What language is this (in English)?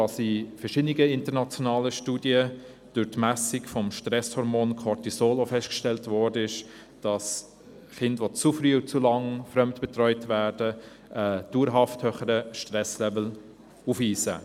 Swiss German